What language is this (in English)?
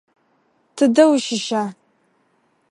Adyghe